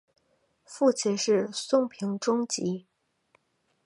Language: Chinese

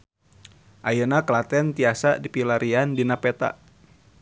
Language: Sundanese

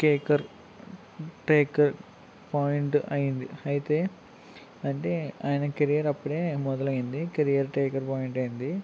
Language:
Telugu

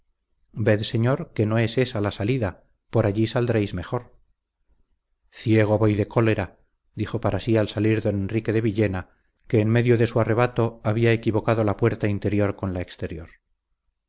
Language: Spanish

